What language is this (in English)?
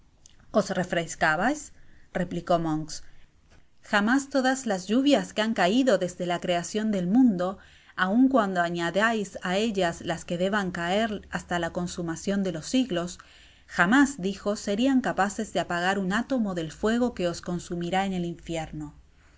Spanish